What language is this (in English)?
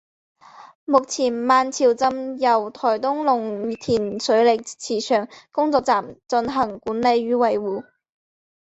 Chinese